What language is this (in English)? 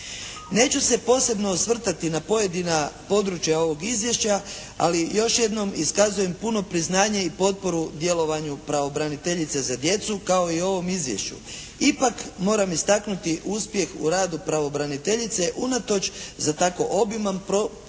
Croatian